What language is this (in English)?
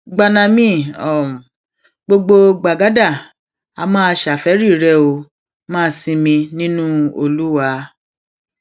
Yoruba